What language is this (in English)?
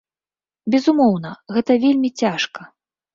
Belarusian